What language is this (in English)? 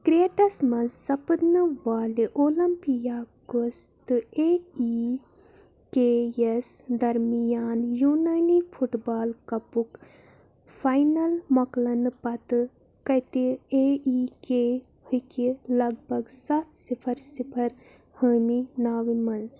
Kashmiri